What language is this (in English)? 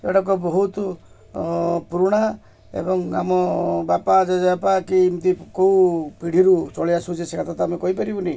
Odia